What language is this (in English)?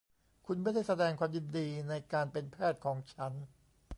Thai